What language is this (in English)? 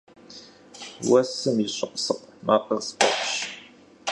Kabardian